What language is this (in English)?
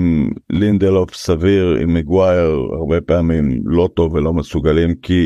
Hebrew